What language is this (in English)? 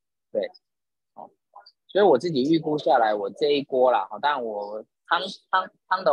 Chinese